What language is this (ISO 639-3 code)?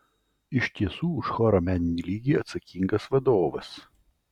lit